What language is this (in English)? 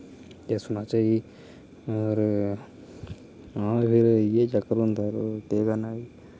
Dogri